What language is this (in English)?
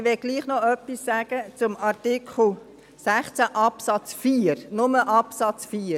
Swiss German